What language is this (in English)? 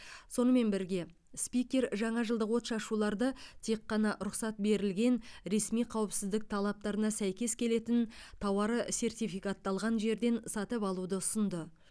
Kazakh